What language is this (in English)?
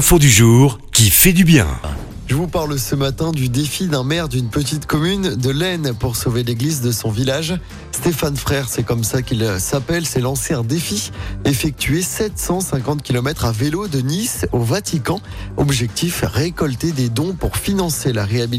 French